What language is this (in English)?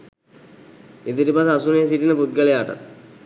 Sinhala